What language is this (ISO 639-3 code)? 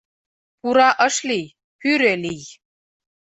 chm